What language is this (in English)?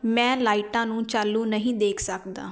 Punjabi